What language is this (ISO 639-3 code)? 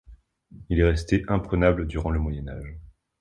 fra